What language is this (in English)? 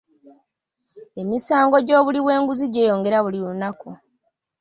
Ganda